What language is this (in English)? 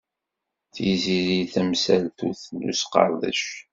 Kabyle